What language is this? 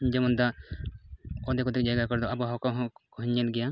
Santali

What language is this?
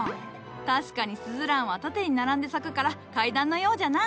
Japanese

